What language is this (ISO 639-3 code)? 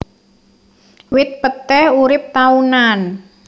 jav